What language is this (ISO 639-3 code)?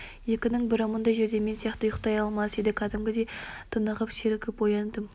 kaz